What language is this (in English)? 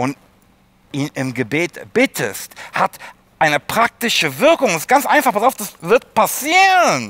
German